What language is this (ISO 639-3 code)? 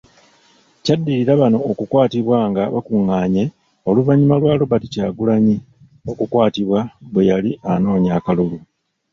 lug